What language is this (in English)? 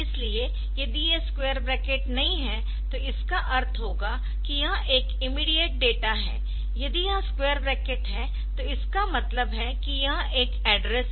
Hindi